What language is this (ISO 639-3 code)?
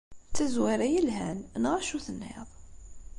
kab